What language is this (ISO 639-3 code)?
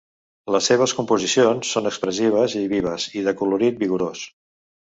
cat